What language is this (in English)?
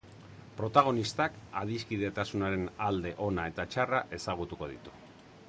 Basque